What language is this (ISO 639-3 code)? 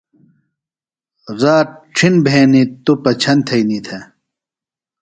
phl